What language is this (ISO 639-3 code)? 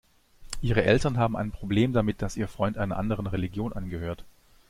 deu